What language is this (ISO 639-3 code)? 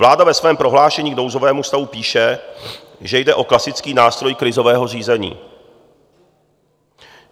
ces